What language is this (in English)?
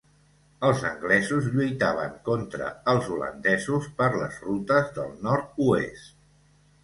Catalan